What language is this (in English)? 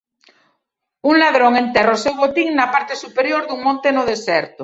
Galician